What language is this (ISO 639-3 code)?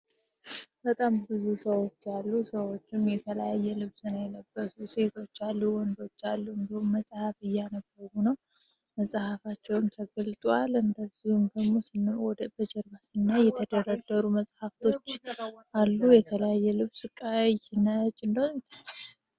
amh